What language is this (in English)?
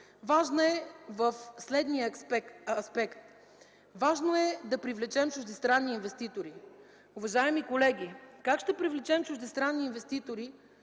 Bulgarian